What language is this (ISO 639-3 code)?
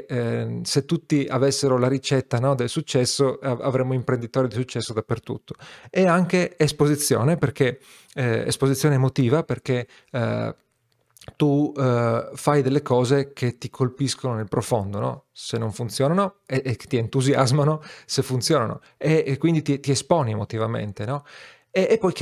ita